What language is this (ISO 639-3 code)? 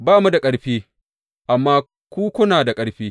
hau